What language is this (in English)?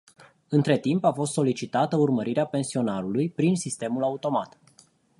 Romanian